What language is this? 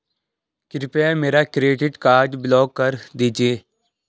Hindi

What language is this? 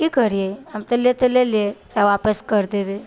Maithili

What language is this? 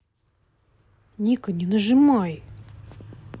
Russian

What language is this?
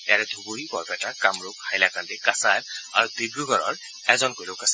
Assamese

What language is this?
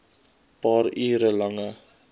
Afrikaans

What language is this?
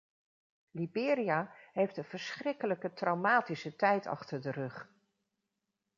Dutch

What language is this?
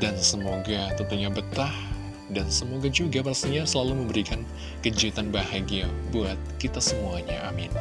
Indonesian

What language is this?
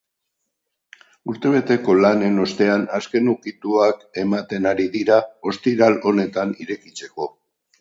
Basque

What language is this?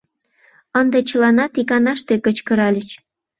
Mari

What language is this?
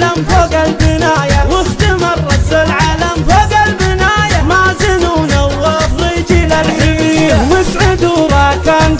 Arabic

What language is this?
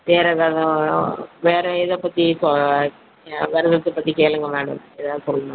Tamil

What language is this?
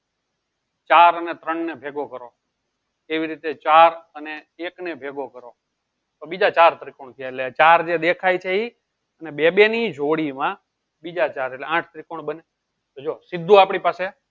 Gujarati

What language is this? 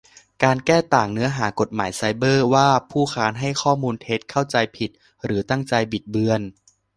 Thai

